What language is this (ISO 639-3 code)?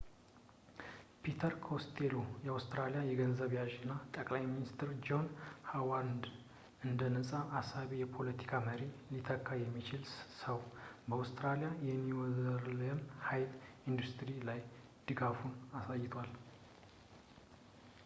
amh